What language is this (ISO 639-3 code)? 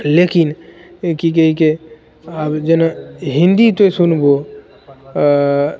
mai